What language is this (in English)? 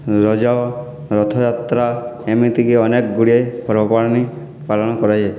Odia